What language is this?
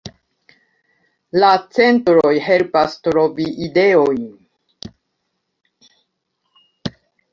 Esperanto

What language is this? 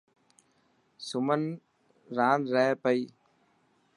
Dhatki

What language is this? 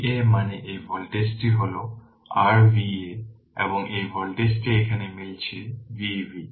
Bangla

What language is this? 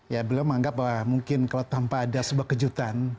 Indonesian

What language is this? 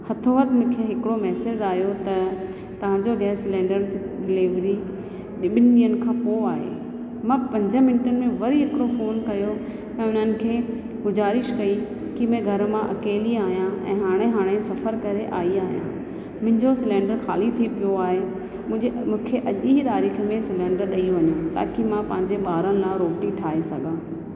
Sindhi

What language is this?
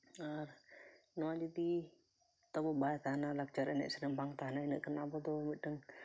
Santali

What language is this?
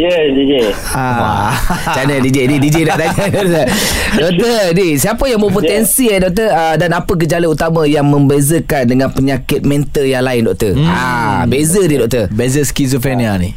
Malay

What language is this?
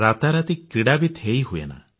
Odia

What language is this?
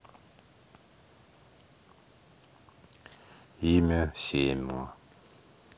Russian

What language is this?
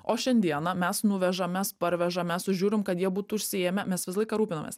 Lithuanian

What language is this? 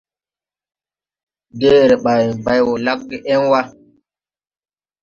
Tupuri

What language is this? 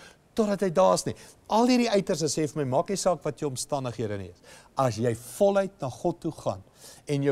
Dutch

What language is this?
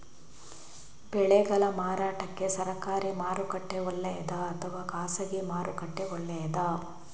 Kannada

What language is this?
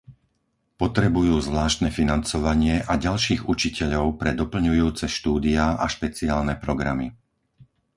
Slovak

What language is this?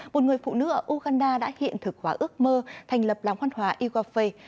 Vietnamese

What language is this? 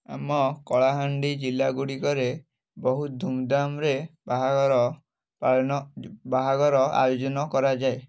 Odia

